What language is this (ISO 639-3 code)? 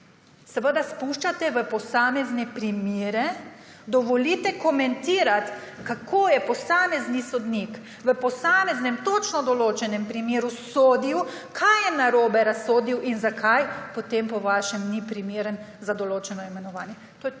slv